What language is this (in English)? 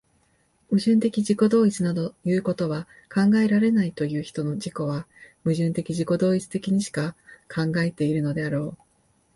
Japanese